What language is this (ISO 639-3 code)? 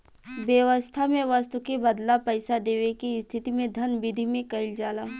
bho